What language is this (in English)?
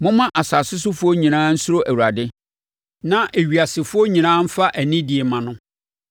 Akan